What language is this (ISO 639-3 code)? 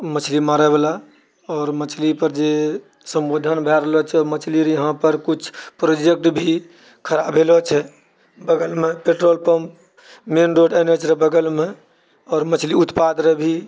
mai